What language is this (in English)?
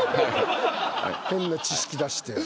Japanese